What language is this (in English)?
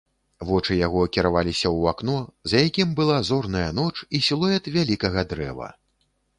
Belarusian